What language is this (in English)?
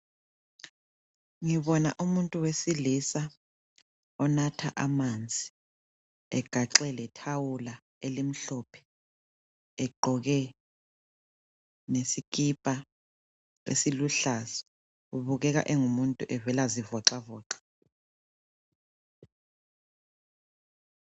North Ndebele